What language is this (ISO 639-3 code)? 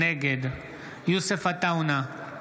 heb